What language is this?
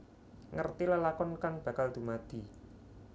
Javanese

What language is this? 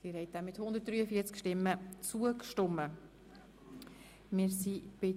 Swiss German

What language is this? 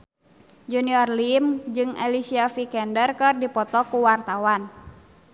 Sundanese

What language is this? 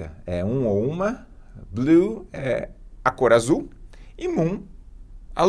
Portuguese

